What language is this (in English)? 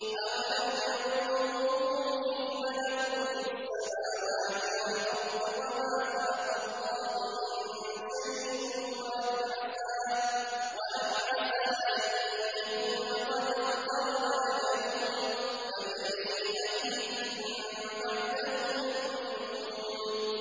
Arabic